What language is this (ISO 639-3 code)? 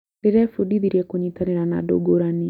kik